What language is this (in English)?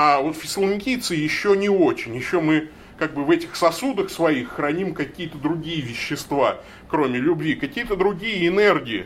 Russian